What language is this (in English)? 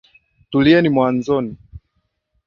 Swahili